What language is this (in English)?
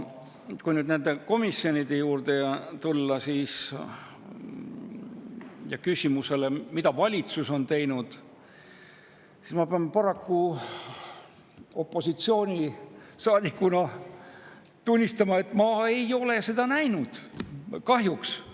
Estonian